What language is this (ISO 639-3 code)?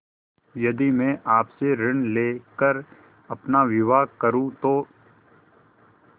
hin